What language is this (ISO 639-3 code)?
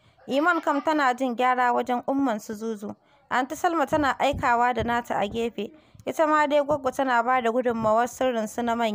ara